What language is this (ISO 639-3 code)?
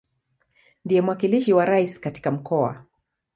swa